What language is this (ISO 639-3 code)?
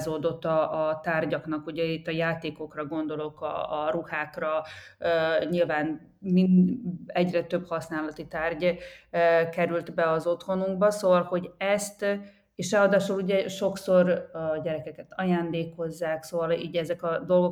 hun